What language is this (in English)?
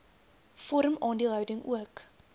Afrikaans